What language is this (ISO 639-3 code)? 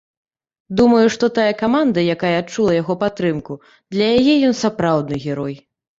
bel